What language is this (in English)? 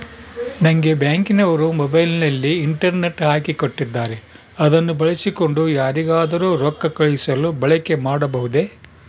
Kannada